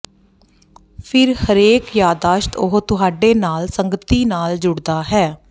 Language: Punjabi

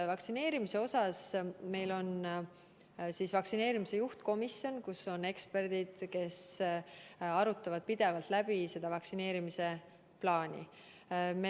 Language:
Estonian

